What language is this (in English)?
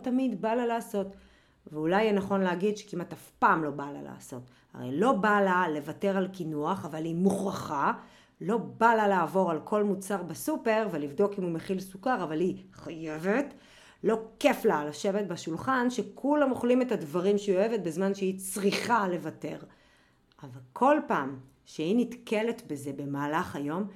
Hebrew